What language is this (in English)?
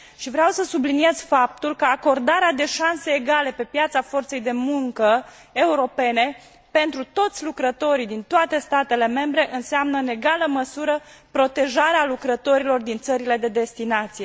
Romanian